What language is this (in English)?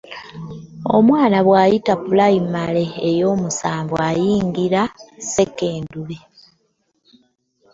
Ganda